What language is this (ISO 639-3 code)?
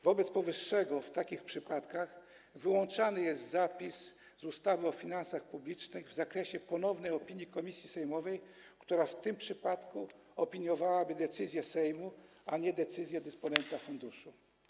pol